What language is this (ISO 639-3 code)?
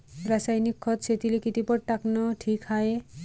mar